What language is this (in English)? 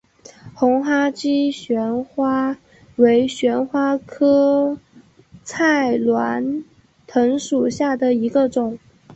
Chinese